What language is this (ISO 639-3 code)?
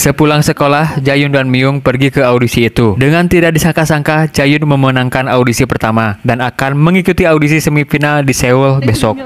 ind